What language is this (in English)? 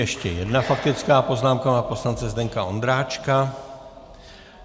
Czech